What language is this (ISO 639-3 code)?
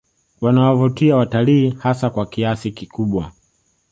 swa